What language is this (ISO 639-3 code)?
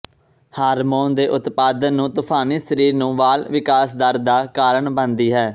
pan